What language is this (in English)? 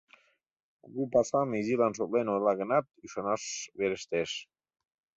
Mari